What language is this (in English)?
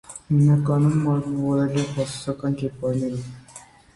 Armenian